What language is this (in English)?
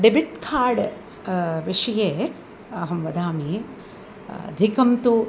Sanskrit